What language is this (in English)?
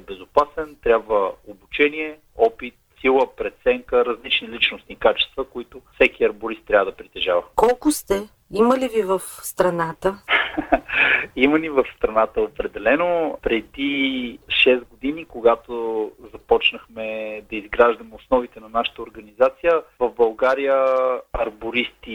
Bulgarian